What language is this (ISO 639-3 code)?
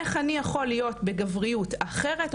heb